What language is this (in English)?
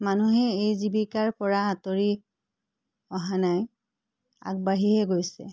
Assamese